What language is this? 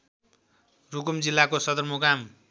Nepali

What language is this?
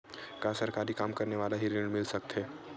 Chhattisgarhi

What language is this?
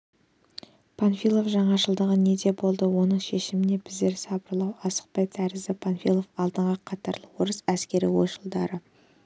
Kazakh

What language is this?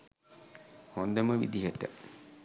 Sinhala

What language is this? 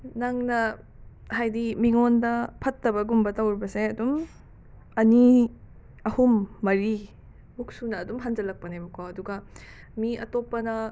Manipuri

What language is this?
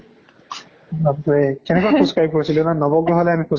Assamese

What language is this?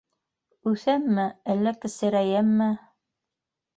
Bashkir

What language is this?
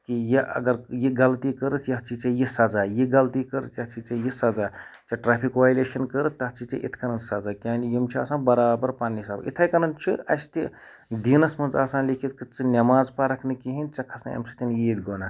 Kashmiri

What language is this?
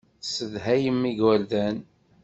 Kabyle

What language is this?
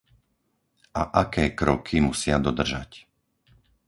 Slovak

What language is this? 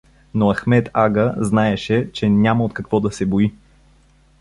Bulgarian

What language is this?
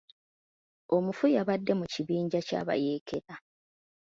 Ganda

